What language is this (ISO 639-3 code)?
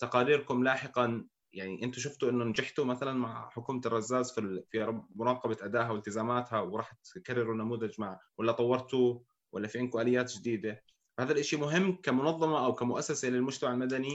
ara